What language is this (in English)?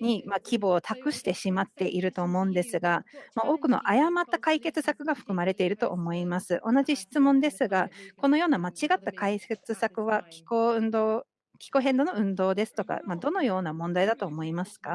Japanese